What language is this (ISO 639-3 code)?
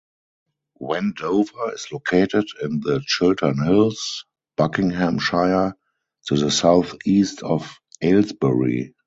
eng